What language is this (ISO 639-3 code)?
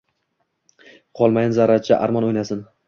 uzb